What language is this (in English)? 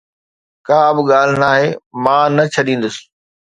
Sindhi